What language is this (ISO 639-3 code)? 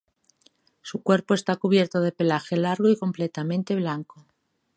spa